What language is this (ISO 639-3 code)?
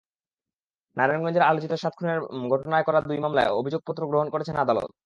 ben